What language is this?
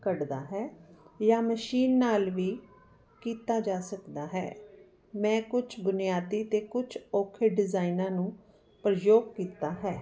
Punjabi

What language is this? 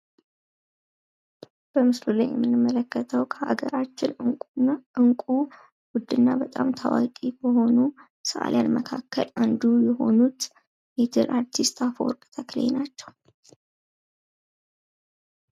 Amharic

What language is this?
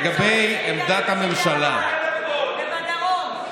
Hebrew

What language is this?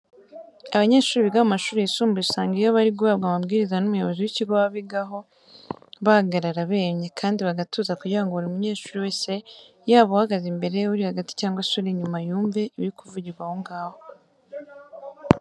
Kinyarwanda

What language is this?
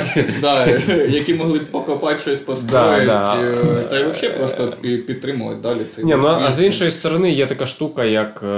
Ukrainian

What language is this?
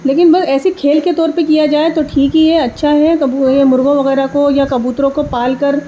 Urdu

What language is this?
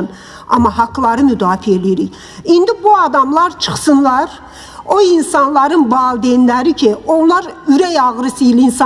Turkish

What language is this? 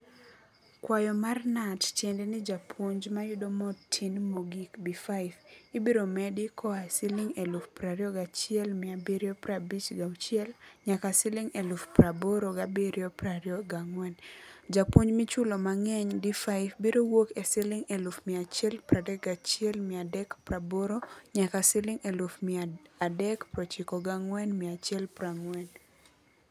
Luo (Kenya and Tanzania)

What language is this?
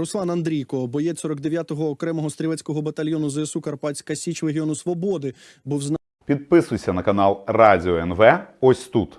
Ukrainian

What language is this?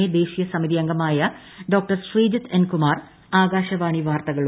Malayalam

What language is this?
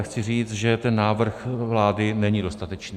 Czech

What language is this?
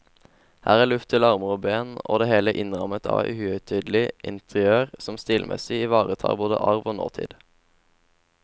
Norwegian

